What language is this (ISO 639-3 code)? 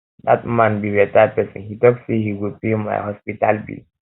pcm